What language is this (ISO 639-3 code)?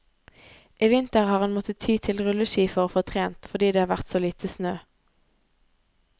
nor